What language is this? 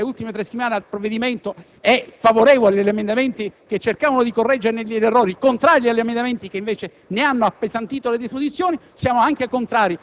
Italian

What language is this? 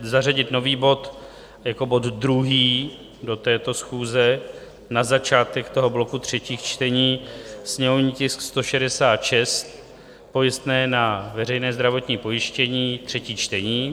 Czech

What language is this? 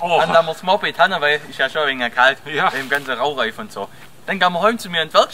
German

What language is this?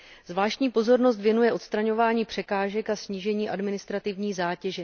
Czech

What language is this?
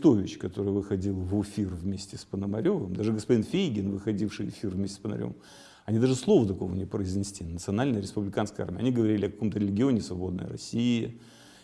Russian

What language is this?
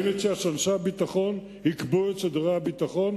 Hebrew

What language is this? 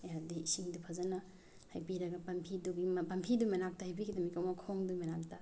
Manipuri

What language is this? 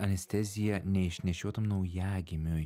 Lithuanian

